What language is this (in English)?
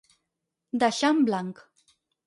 Catalan